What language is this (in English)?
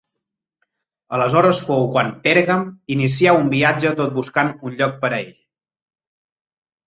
Catalan